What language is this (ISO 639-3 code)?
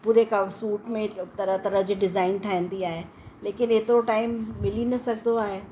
snd